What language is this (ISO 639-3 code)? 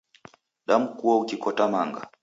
dav